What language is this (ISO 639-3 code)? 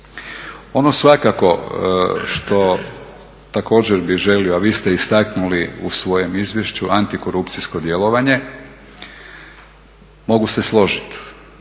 hrv